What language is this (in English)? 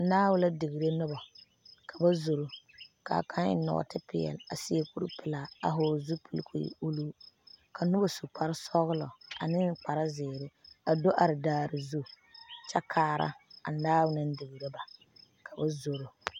Southern Dagaare